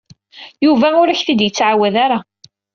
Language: Kabyle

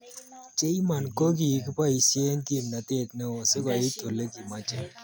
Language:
Kalenjin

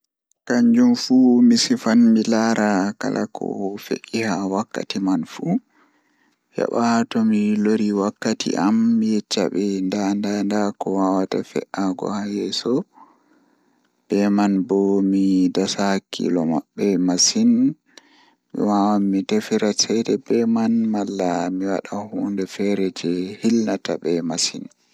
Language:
Fula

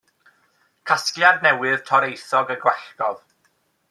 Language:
Welsh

